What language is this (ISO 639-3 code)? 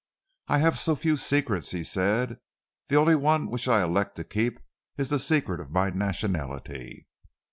eng